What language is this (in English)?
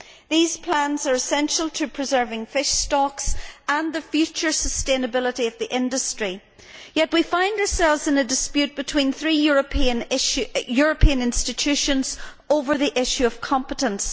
English